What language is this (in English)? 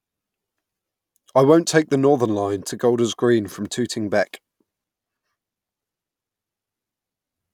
English